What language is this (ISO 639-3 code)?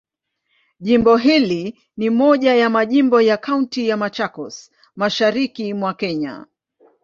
swa